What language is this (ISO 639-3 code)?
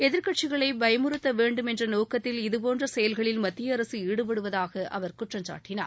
tam